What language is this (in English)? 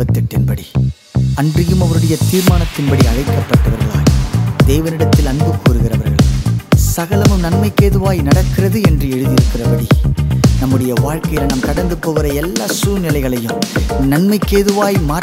Urdu